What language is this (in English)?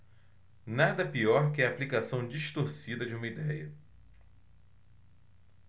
Portuguese